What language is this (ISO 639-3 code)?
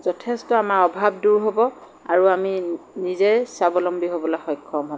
asm